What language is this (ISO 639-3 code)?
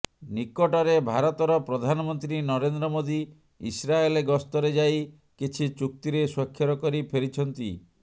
ori